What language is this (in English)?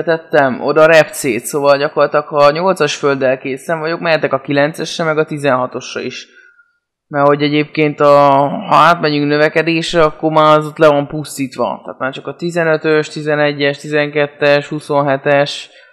Hungarian